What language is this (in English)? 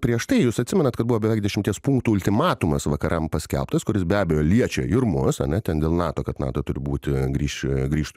Lithuanian